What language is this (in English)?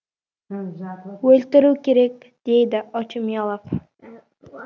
Kazakh